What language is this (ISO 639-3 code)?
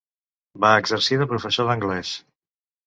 cat